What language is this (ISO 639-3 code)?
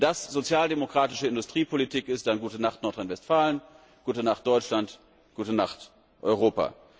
deu